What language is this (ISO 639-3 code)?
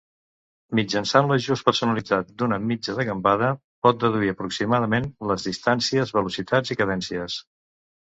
cat